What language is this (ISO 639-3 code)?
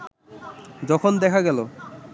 ben